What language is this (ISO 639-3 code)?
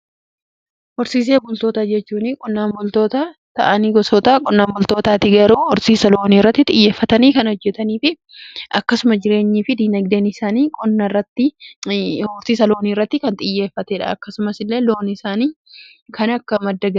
orm